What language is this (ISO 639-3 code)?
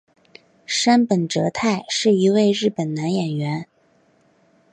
zho